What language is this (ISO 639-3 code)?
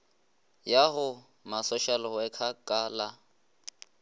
nso